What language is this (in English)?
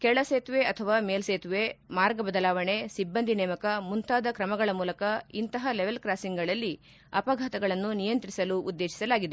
Kannada